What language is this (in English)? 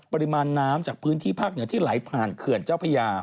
Thai